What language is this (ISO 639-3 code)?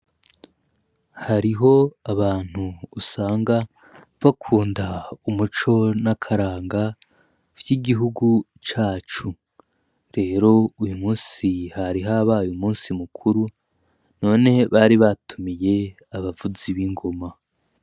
run